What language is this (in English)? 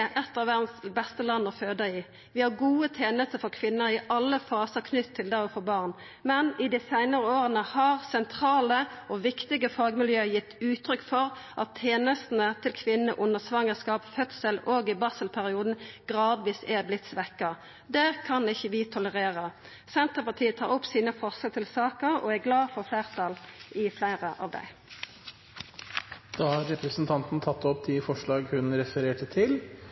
Norwegian